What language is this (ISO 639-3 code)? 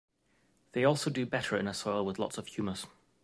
eng